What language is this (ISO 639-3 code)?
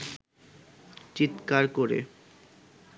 ben